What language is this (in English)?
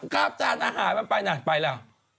Thai